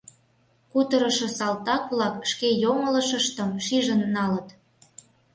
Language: Mari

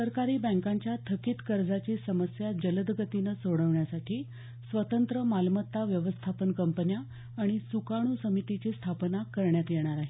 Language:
Marathi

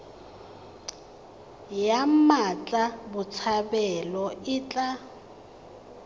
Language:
Tswana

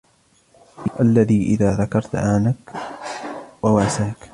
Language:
Arabic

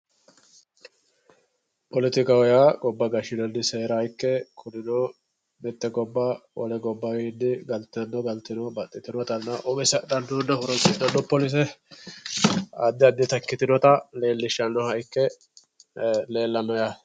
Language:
Sidamo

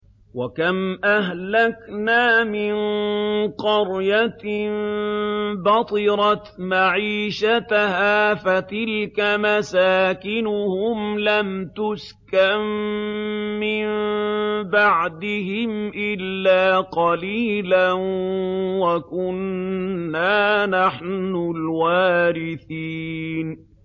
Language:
Arabic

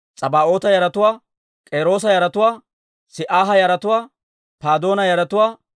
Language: Dawro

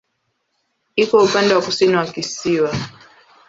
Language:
Swahili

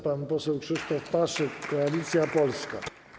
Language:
Polish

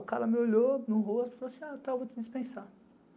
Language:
Portuguese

